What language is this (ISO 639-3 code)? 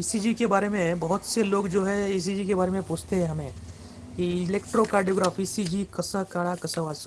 hin